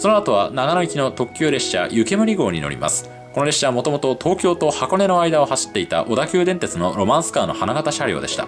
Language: Japanese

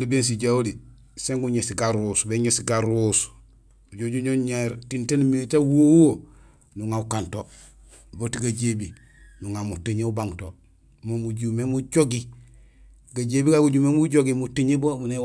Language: Gusilay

